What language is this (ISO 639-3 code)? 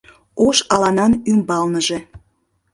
chm